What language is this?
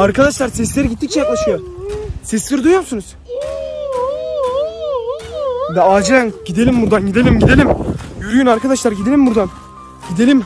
Turkish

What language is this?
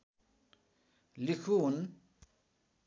Nepali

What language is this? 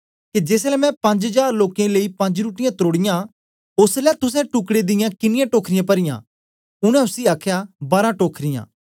Dogri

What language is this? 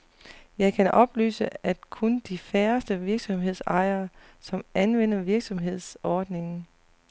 Danish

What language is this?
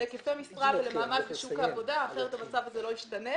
Hebrew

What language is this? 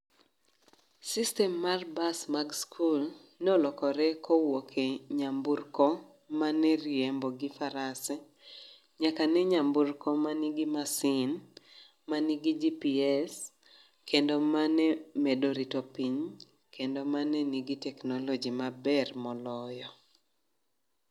Luo (Kenya and Tanzania)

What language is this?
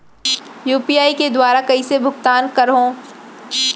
Chhattisgarhi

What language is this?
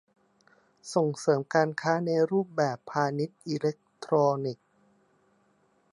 Thai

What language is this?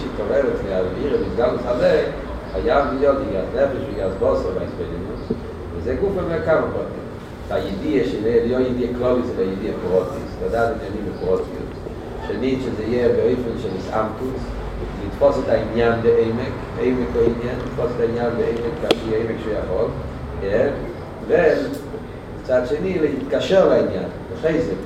Hebrew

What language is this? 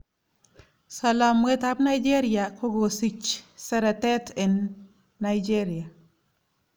Kalenjin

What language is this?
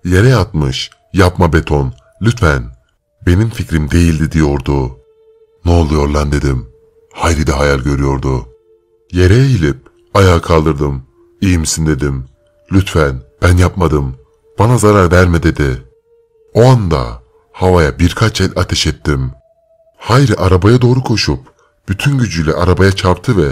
Turkish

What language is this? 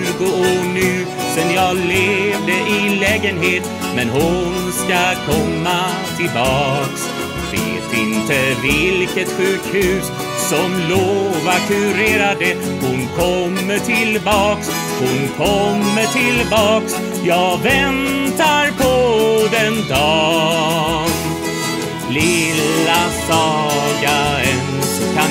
Swedish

